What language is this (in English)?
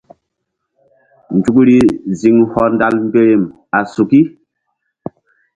Mbum